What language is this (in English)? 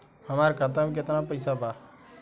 Bhojpuri